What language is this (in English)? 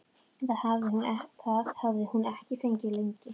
Icelandic